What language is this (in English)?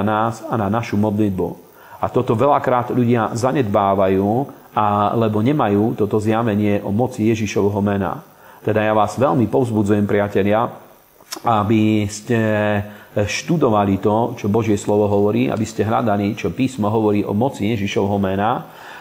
Slovak